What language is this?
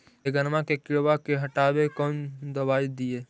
Magahi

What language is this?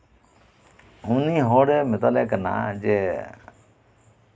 Santali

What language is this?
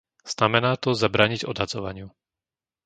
Slovak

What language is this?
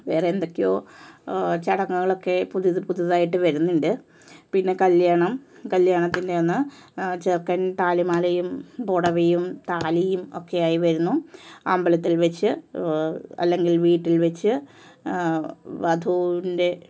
Malayalam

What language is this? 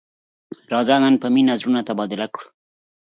Pashto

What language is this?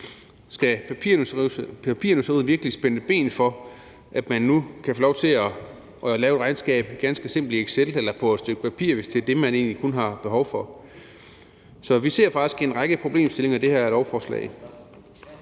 Danish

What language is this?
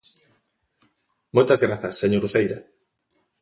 Galician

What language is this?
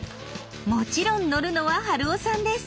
Japanese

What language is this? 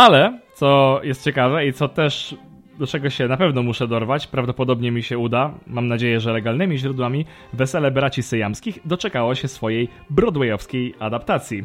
Polish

